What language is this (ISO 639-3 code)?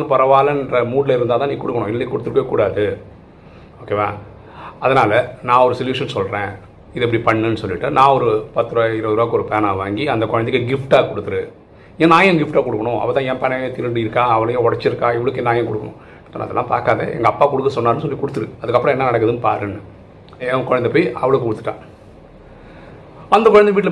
tam